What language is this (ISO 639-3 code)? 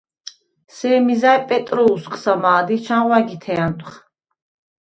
sva